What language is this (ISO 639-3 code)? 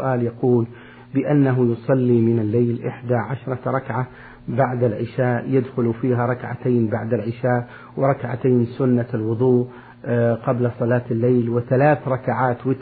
ara